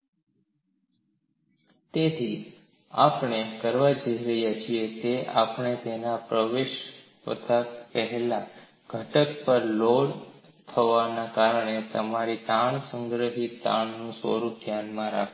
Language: Gujarati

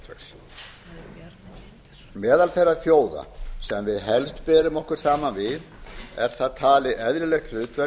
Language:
Icelandic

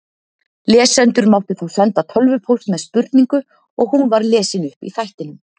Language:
Icelandic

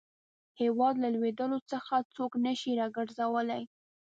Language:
Pashto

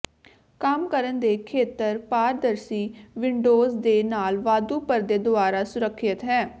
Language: Punjabi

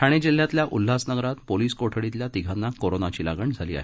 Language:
Marathi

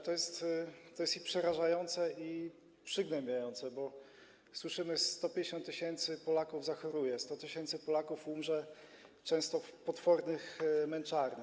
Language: Polish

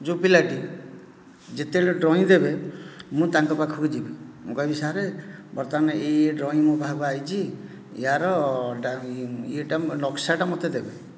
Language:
Odia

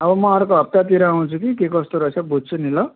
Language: Nepali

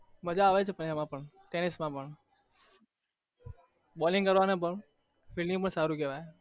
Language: Gujarati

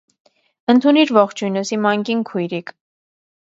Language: Armenian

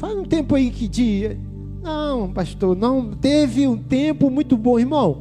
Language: Portuguese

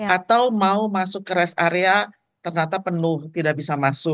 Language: Indonesian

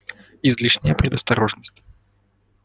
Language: Russian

